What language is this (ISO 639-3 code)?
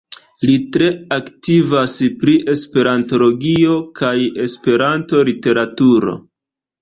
epo